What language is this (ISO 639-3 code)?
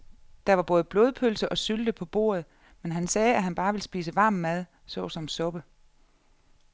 dan